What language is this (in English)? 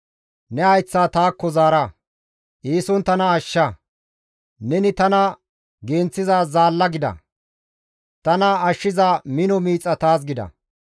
Gamo